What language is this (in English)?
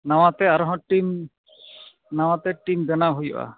Santali